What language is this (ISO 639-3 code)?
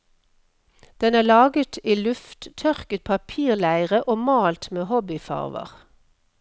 nor